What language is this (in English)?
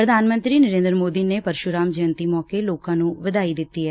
Punjabi